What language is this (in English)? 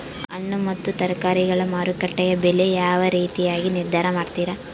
Kannada